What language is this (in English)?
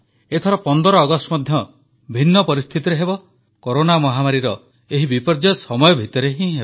Odia